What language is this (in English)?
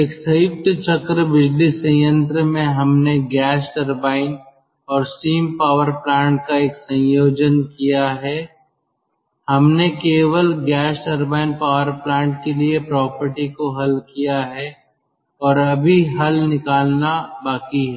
Hindi